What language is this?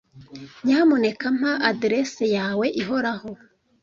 Kinyarwanda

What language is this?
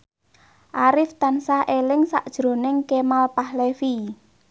Javanese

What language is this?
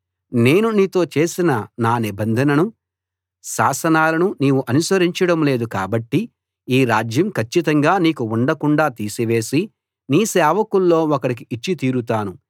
Telugu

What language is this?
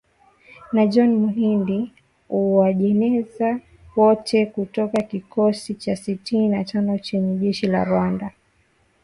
Swahili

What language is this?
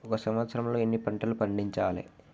Telugu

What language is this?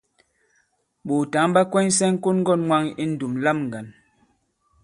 Bankon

